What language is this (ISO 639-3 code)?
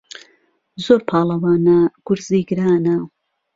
ckb